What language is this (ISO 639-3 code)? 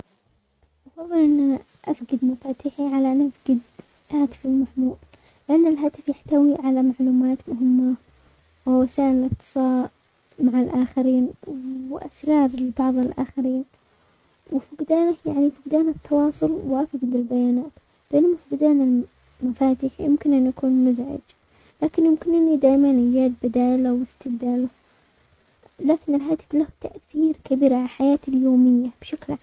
acx